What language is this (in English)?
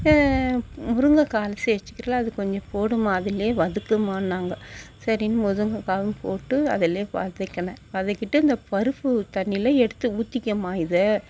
Tamil